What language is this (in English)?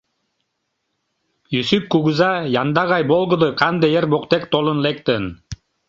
Mari